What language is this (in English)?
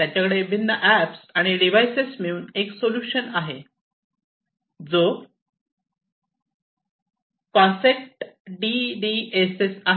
Marathi